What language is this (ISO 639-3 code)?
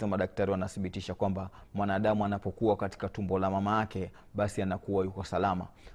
swa